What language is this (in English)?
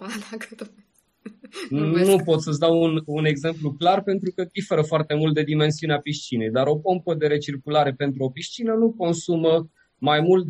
Romanian